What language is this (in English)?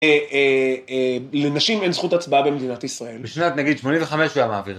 Hebrew